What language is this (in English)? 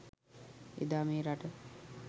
Sinhala